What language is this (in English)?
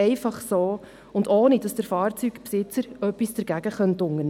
Swiss German